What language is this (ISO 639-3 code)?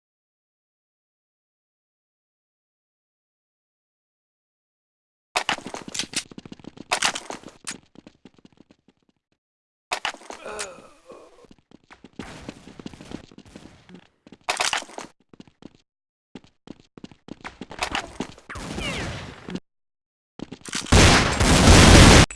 pol